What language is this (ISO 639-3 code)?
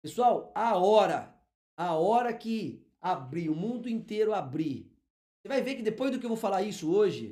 por